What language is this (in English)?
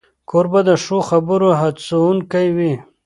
Pashto